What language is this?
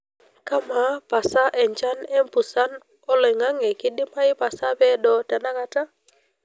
Masai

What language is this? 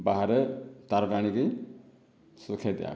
Odia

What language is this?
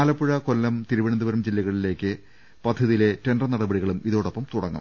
Malayalam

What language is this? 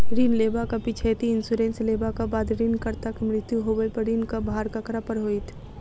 Maithili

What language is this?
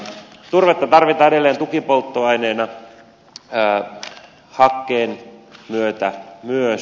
Finnish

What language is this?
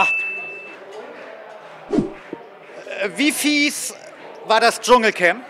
German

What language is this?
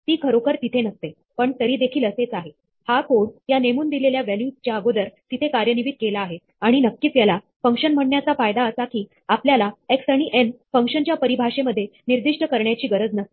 Marathi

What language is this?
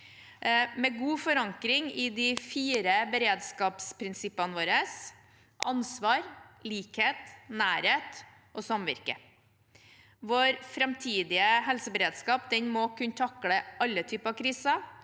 Norwegian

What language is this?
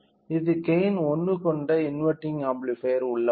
Tamil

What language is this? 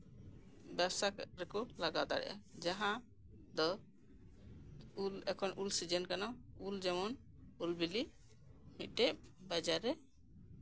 Santali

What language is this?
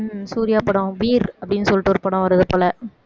Tamil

